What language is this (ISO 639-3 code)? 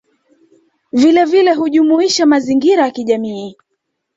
swa